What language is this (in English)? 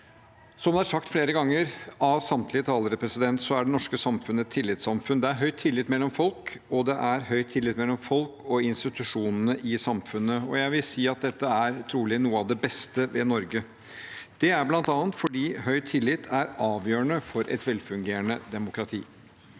Norwegian